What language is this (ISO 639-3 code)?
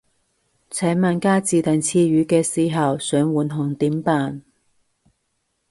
yue